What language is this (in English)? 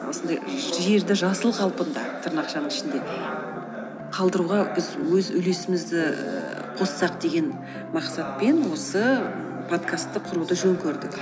Kazakh